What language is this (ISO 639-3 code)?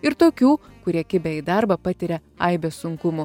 lit